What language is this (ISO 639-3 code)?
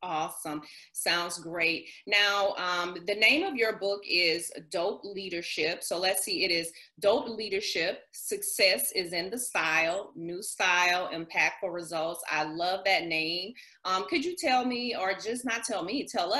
eng